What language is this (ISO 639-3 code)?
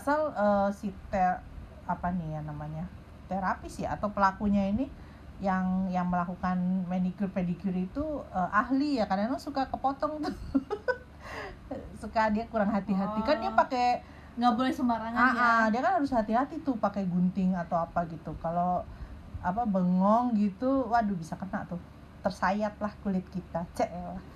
ind